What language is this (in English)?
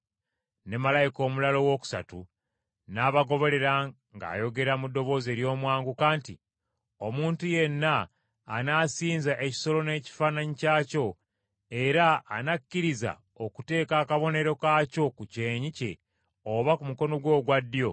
Ganda